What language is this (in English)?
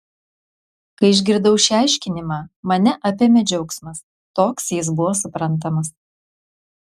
Lithuanian